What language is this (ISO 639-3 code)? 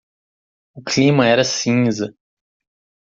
por